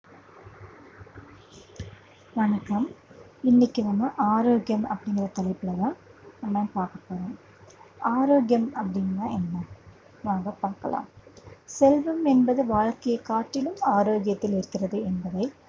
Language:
Tamil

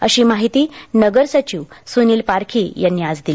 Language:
Marathi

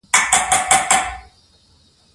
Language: Pashto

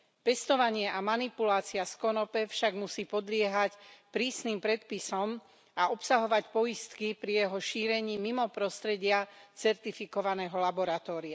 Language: Slovak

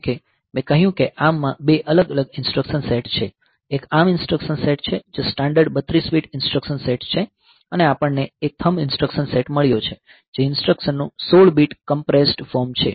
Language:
Gujarati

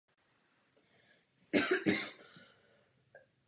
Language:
Czech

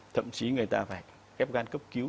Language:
Vietnamese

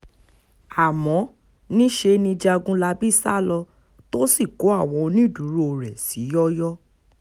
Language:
Yoruba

